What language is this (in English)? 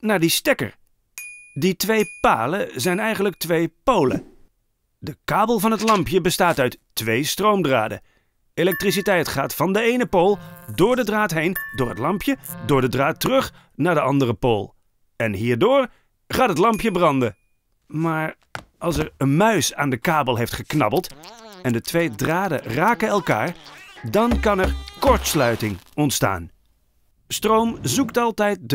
Dutch